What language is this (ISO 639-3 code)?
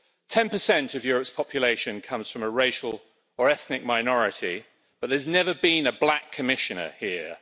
eng